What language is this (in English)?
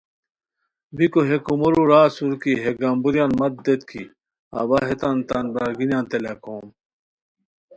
Khowar